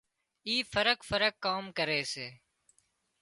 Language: Wadiyara Koli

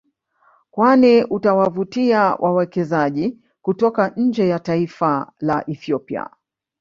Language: Swahili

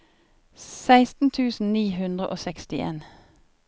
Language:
Norwegian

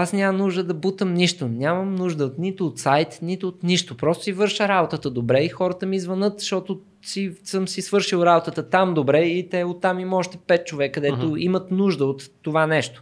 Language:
Bulgarian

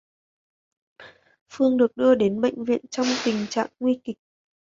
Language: Vietnamese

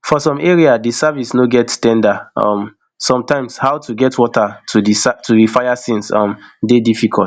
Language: Nigerian Pidgin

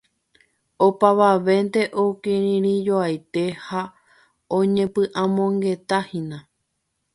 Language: Guarani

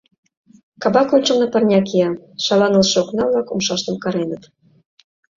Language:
Mari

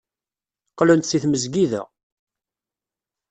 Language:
Kabyle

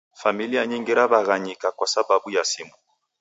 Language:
Taita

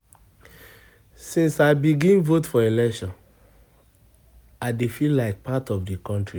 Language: Nigerian Pidgin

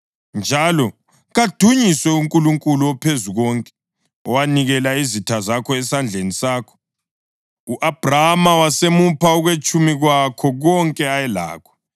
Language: North Ndebele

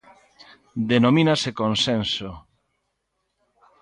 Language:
Galician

